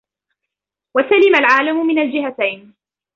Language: Arabic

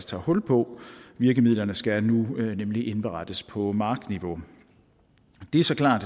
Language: Danish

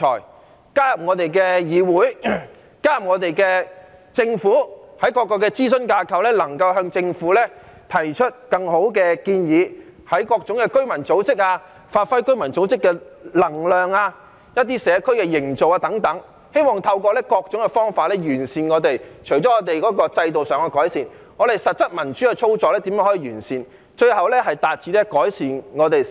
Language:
Cantonese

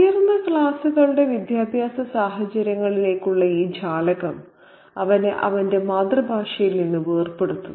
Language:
Malayalam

